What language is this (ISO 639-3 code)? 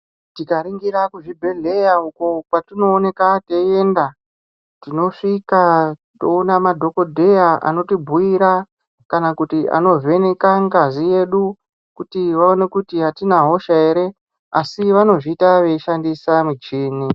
ndc